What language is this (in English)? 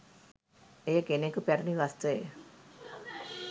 Sinhala